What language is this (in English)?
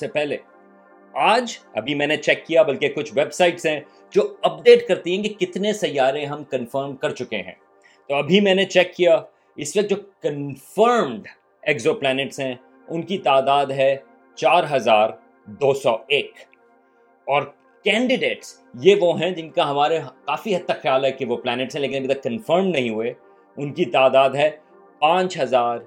Urdu